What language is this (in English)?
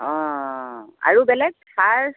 Assamese